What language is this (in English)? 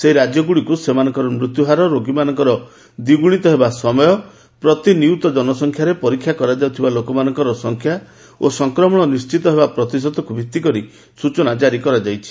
Odia